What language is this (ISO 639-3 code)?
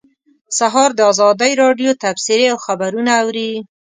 pus